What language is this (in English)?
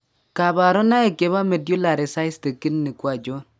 Kalenjin